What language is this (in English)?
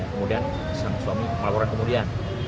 Indonesian